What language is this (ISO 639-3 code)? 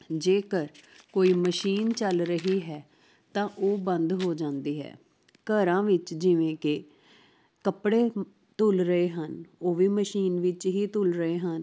pan